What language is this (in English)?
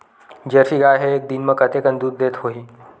Chhattisgarhi